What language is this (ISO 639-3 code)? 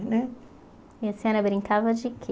por